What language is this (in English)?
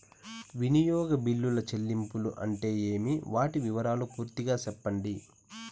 Telugu